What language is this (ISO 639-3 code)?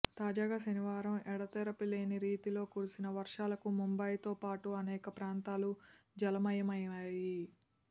tel